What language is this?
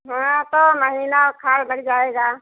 Hindi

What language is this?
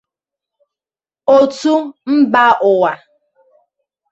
Igbo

